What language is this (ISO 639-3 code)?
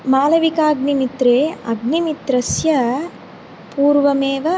san